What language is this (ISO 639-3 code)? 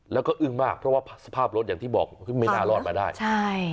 tha